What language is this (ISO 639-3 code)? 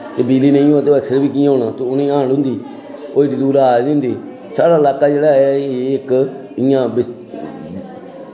doi